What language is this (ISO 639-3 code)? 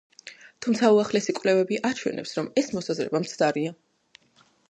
kat